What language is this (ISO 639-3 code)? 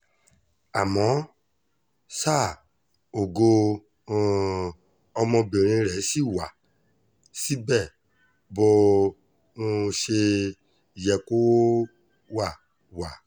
yor